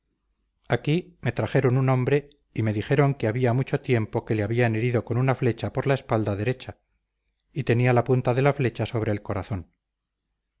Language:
Spanish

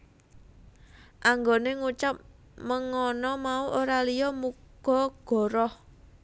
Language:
Javanese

